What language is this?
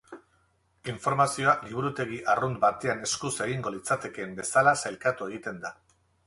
Basque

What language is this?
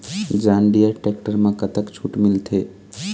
Chhattisgarhi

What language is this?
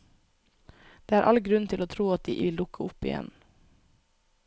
Norwegian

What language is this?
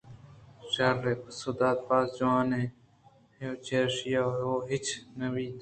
Eastern Balochi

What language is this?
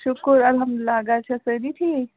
Kashmiri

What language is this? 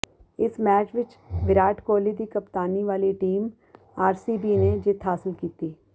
Punjabi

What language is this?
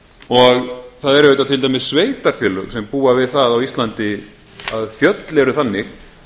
Icelandic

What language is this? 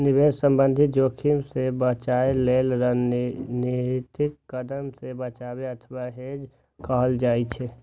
Maithili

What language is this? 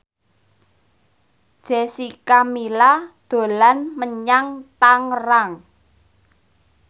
Javanese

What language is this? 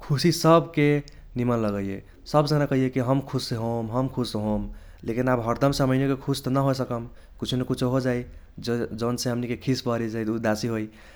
Kochila Tharu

